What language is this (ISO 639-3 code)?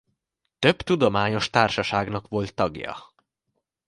hun